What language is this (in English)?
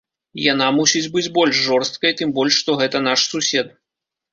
Belarusian